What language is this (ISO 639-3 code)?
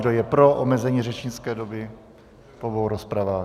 ces